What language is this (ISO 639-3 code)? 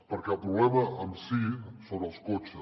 cat